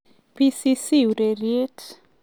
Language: Kalenjin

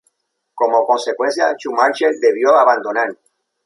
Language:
Spanish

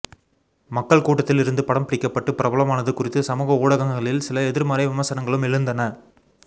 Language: Tamil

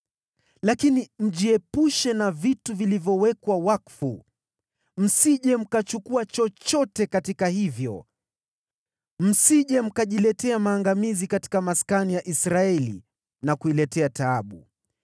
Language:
Swahili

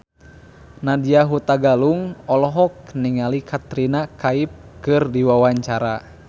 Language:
Sundanese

